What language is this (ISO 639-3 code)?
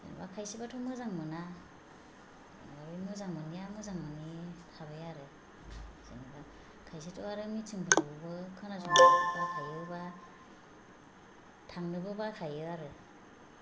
brx